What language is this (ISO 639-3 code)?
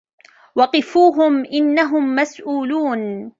ara